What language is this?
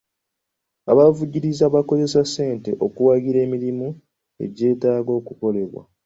Ganda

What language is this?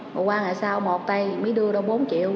Vietnamese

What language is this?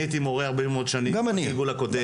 Hebrew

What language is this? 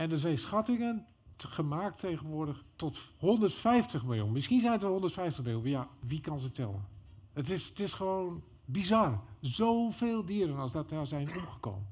Dutch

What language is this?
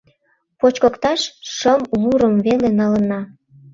Mari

